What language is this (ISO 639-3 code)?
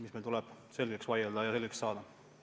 est